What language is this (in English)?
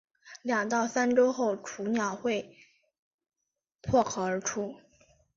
Chinese